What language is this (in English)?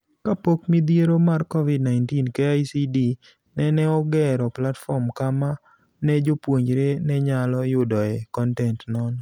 Luo (Kenya and Tanzania)